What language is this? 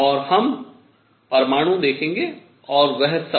Hindi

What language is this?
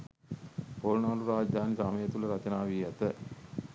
Sinhala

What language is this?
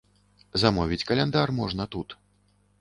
Belarusian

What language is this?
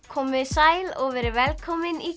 Icelandic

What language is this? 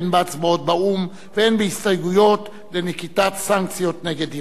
Hebrew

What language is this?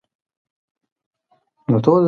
Pashto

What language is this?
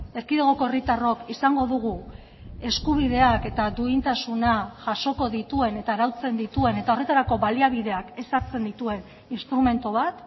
Basque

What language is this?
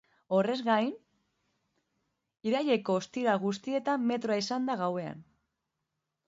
Basque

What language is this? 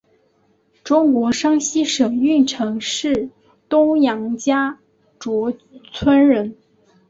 Chinese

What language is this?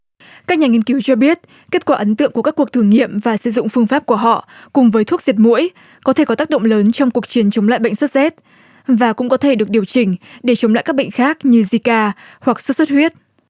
Vietnamese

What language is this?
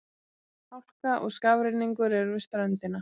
Icelandic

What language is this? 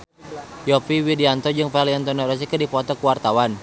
Sundanese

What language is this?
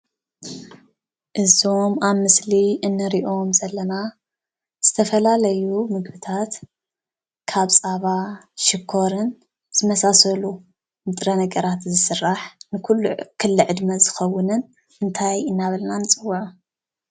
Tigrinya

